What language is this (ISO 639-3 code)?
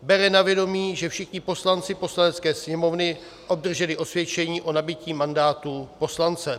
ces